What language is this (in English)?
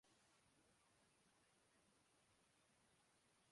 Urdu